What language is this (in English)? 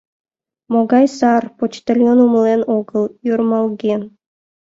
Mari